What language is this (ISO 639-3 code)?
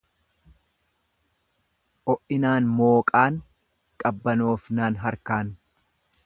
orm